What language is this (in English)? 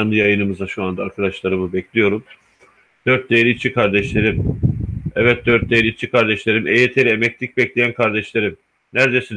Turkish